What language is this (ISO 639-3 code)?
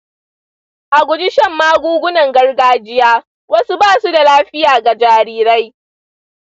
hau